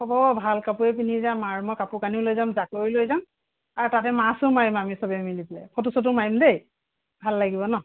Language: Assamese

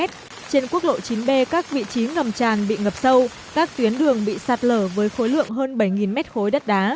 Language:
Vietnamese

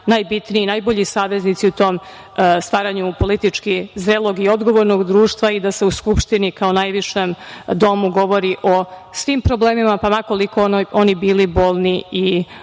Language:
Serbian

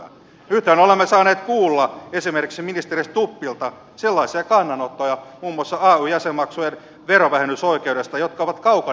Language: Finnish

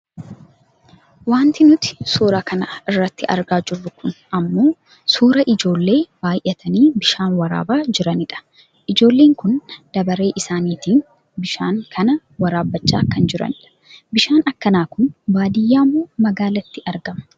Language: Oromo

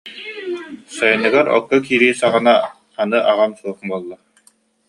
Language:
Yakut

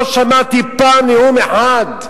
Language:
Hebrew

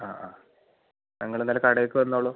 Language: Malayalam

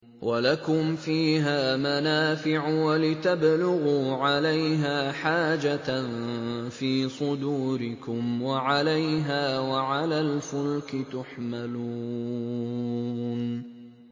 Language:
Arabic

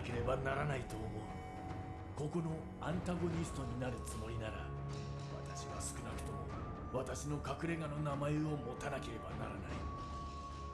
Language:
Japanese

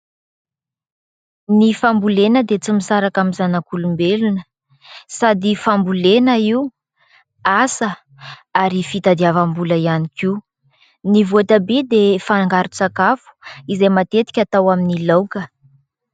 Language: Malagasy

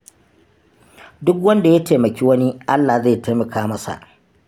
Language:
Hausa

